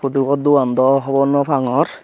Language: Chakma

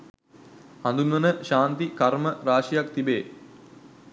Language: Sinhala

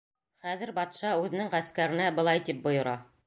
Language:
Bashkir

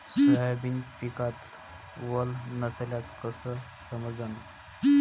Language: Marathi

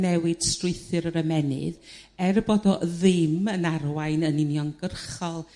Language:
Welsh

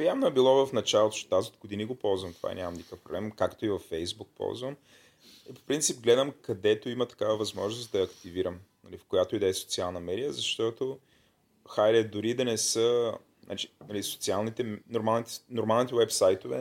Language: Bulgarian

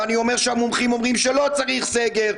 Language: Hebrew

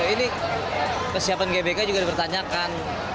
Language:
Indonesian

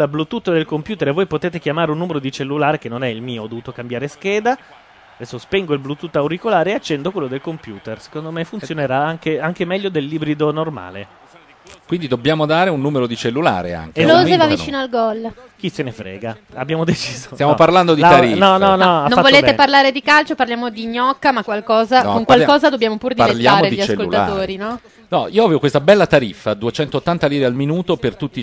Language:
Italian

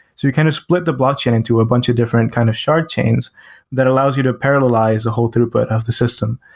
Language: English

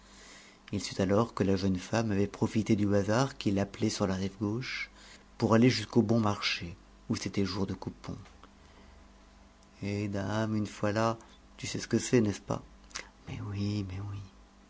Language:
French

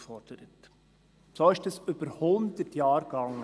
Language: Swiss German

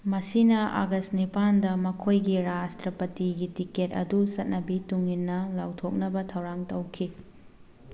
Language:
Manipuri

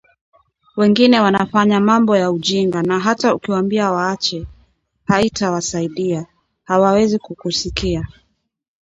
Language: Swahili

